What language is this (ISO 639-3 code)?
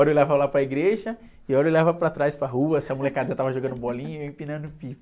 por